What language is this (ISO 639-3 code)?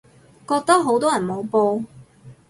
yue